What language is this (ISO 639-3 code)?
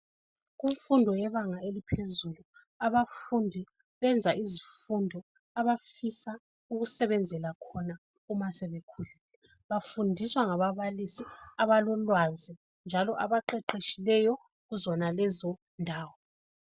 nde